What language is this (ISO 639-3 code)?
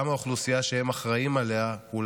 heb